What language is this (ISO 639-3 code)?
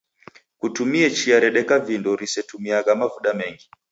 dav